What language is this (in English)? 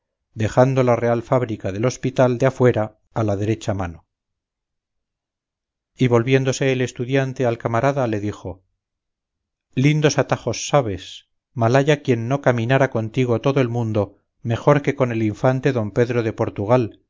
Spanish